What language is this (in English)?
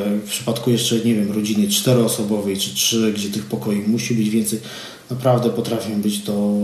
Polish